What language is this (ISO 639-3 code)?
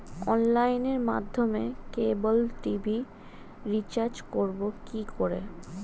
ben